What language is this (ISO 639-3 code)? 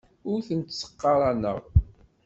kab